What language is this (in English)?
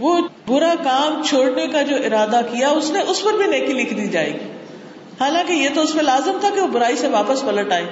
Urdu